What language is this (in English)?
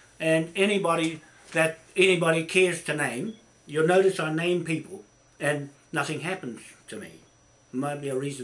English